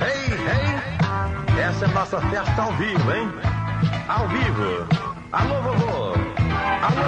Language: Portuguese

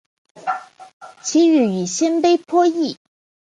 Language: Chinese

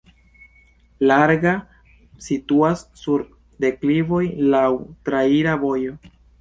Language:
Esperanto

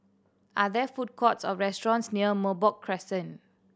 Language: English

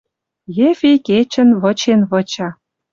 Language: Western Mari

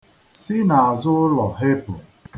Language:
Igbo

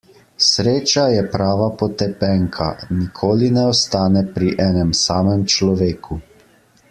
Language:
Slovenian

